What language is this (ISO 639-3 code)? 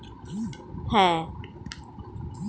ben